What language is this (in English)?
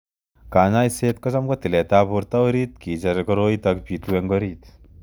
Kalenjin